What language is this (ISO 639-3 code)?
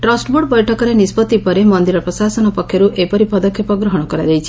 ori